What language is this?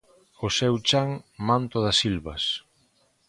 Galician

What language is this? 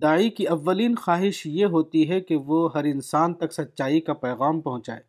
Urdu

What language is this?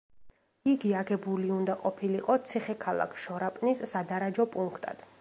Georgian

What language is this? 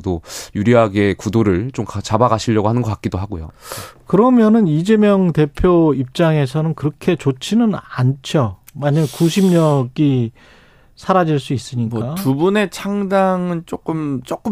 Korean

